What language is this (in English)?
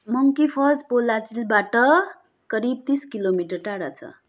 Nepali